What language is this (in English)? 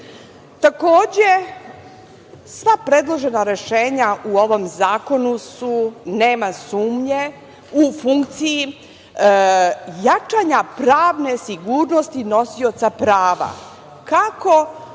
Serbian